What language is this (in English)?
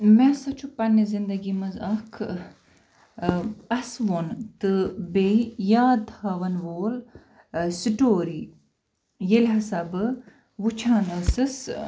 Kashmiri